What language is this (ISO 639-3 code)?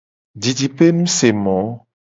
gej